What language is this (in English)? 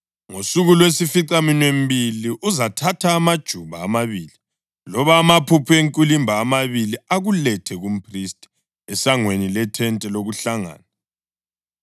North Ndebele